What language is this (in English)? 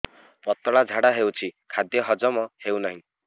Odia